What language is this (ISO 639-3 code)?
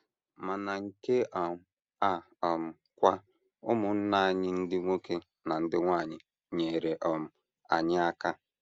ibo